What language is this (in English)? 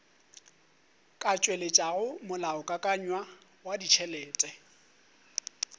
Northern Sotho